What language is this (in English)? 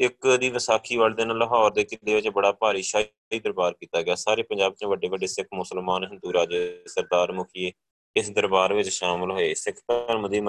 Punjabi